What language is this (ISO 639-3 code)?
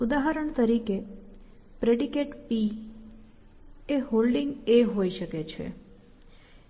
guj